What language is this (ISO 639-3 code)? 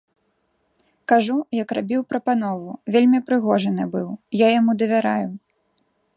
bel